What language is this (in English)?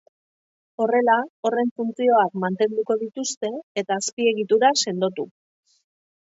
Basque